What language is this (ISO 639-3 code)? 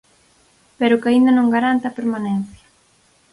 glg